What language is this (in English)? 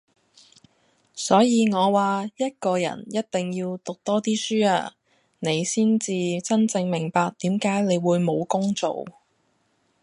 Cantonese